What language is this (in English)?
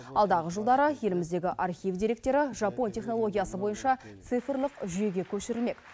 Kazakh